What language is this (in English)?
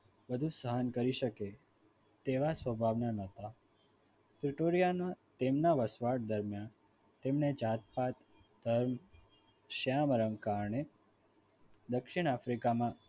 Gujarati